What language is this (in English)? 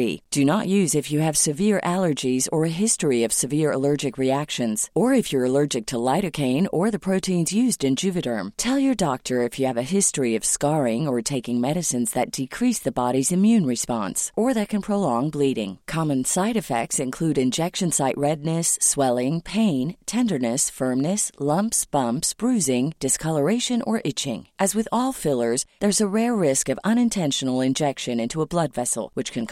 Swedish